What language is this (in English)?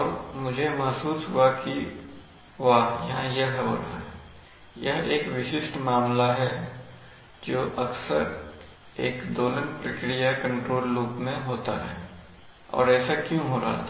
Hindi